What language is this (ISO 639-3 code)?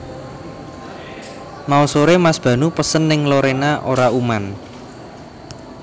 jav